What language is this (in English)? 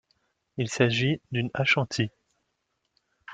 French